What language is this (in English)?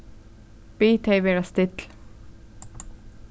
Faroese